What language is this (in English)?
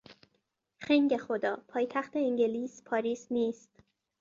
Persian